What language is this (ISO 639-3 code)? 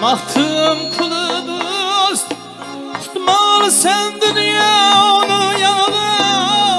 tur